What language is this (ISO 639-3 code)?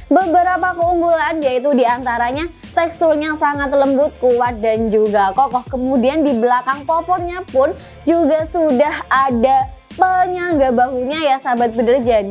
ind